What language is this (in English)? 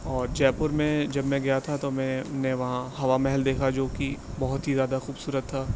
Urdu